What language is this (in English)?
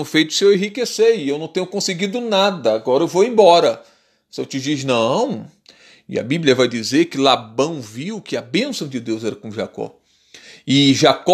Portuguese